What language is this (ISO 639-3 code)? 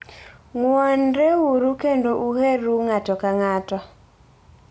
luo